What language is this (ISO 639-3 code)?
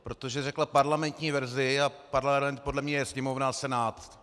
ces